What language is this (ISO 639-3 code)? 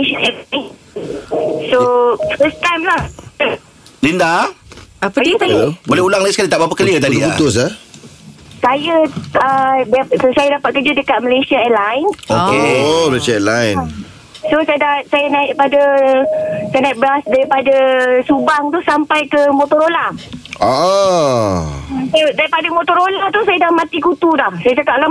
msa